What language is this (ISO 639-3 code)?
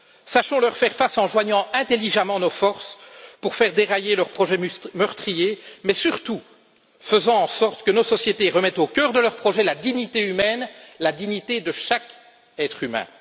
fra